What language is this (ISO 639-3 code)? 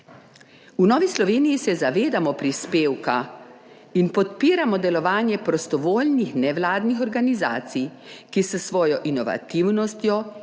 slv